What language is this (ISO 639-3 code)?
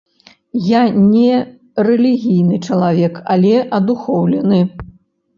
bel